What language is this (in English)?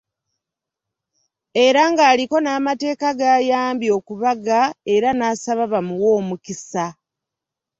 Ganda